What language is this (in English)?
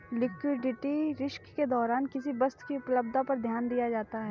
Hindi